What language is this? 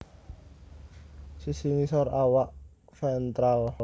Javanese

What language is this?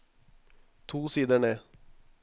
Norwegian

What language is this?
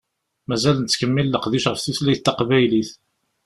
Kabyle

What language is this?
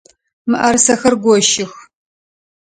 Adyghe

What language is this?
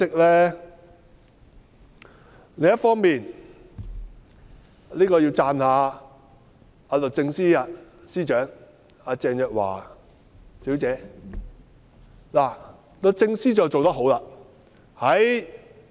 Cantonese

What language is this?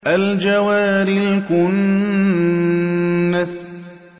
Arabic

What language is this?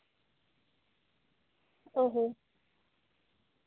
Santali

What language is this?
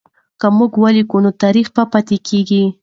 Pashto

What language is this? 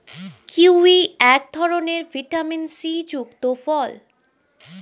Bangla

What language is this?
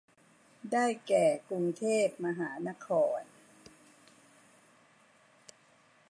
Thai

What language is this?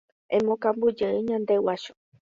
Guarani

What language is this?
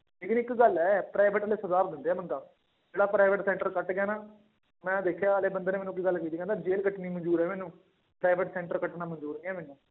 Punjabi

